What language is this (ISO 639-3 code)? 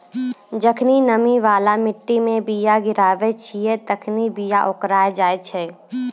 mai